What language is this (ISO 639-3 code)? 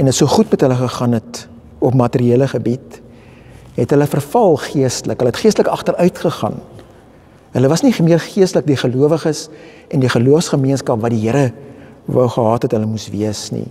nld